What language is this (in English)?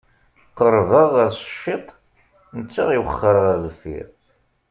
Kabyle